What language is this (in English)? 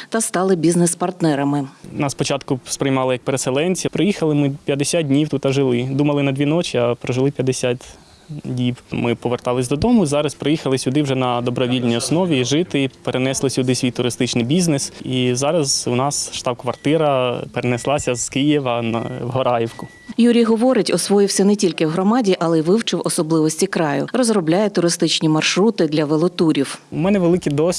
Ukrainian